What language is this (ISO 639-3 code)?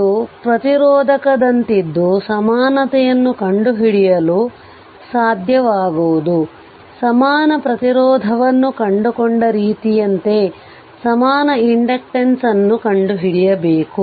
kan